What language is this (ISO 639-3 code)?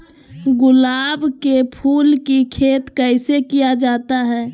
mag